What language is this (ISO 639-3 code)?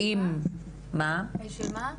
heb